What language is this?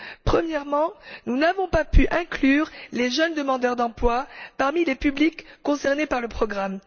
French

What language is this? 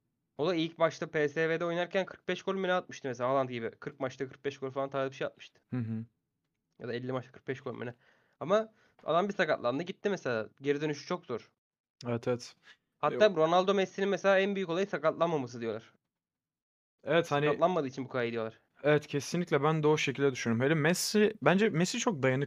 Turkish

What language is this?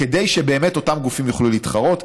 Hebrew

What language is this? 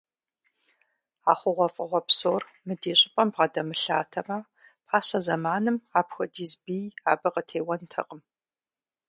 Kabardian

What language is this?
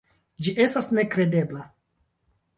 Esperanto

